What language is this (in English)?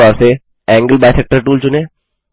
Hindi